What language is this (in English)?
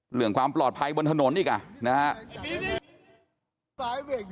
Thai